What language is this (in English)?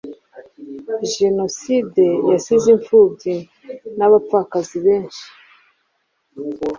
Kinyarwanda